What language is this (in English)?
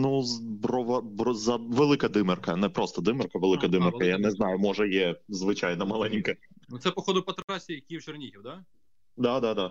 Ukrainian